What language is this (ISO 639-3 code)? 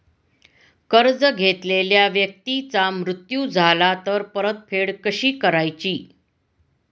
mar